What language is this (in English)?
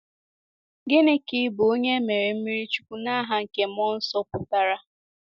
Igbo